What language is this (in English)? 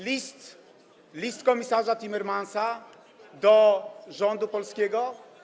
Polish